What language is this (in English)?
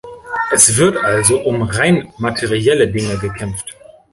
German